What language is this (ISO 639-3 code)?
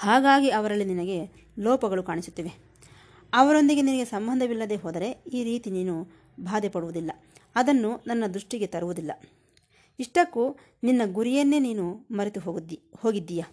kan